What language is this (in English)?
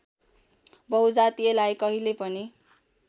Nepali